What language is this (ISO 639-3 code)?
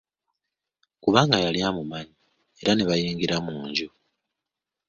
lug